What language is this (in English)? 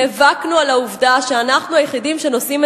Hebrew